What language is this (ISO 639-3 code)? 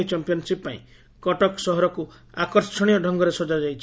ori